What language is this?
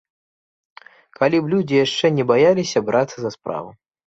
Belarusian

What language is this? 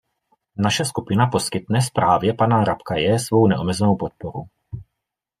Czech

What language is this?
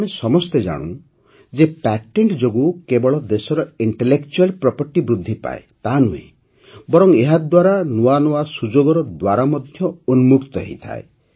Odia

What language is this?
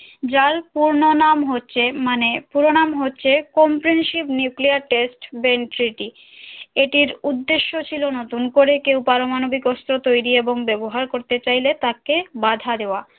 Bangla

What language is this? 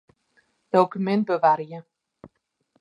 Western Frisian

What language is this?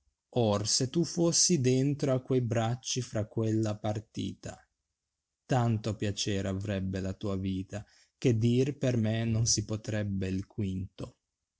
Italian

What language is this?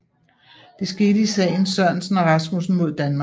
Danish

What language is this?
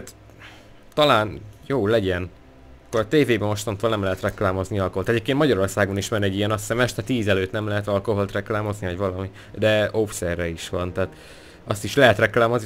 Hungarian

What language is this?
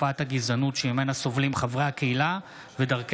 Hebrew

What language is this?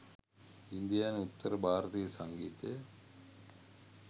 Sinhala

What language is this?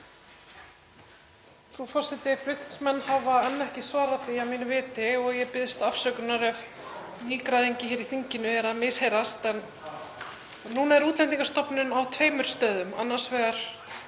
Icelandic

